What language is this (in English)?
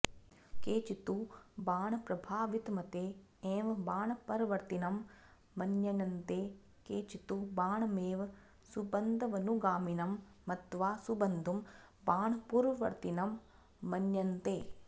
Sanskrit